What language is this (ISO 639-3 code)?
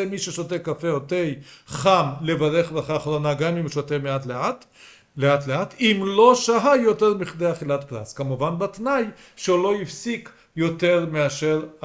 heb